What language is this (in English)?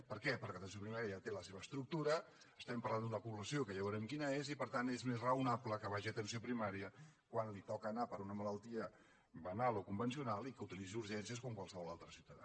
Catalan